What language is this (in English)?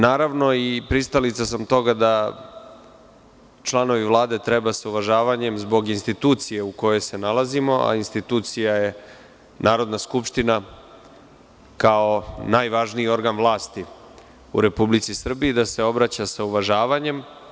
Serbian